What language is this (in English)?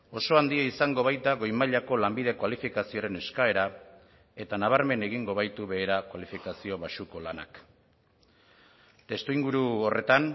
Basque